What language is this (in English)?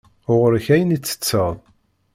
Kabyle